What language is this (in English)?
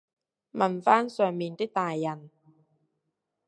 Cantonese